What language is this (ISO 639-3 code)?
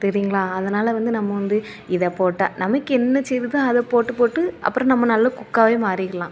tam